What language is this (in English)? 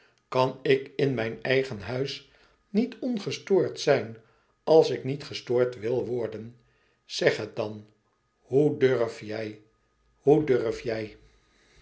Dutch